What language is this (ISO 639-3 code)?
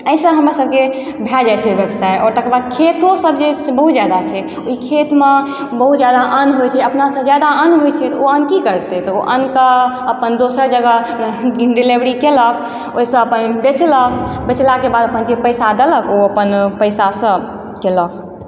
mai